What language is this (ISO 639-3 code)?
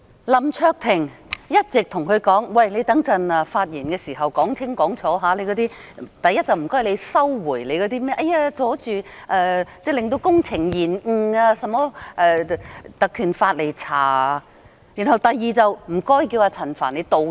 yue